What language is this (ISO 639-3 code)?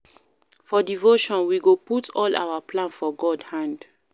pcm